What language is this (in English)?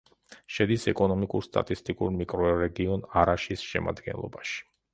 Georgian